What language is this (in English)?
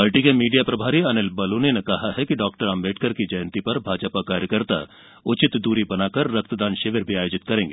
Hindi